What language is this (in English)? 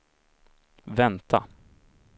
Swedish